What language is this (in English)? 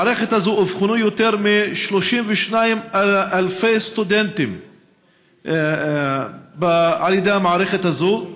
Hebrew